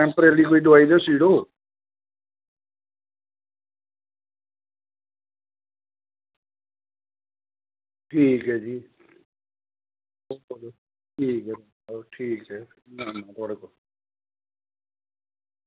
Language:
Dogri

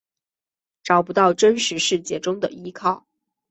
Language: Chinese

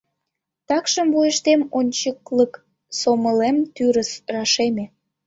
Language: Mari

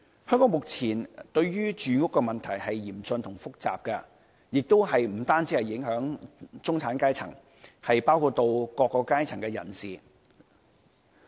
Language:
Cantonese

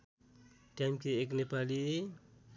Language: Nepali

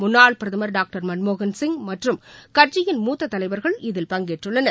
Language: Tamil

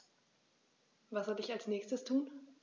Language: German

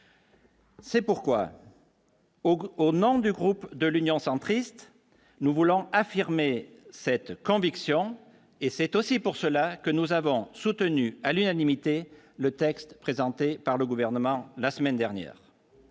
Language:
French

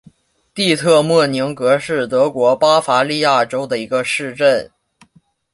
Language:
Chinese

